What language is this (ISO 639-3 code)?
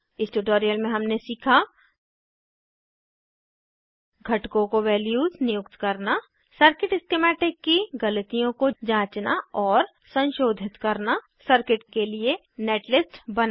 hin